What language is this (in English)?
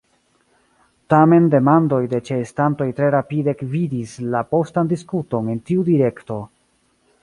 Esperanto